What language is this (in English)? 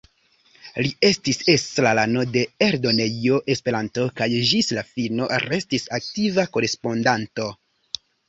Esperanto